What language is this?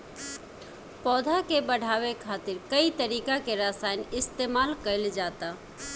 Bhojpuri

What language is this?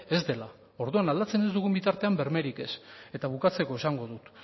Basque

